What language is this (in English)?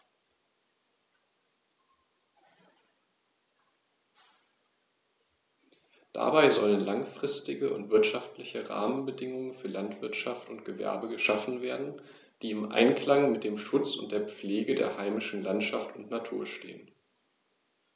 German